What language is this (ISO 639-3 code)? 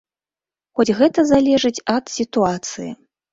bel